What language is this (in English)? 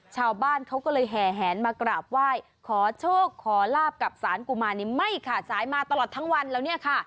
Thai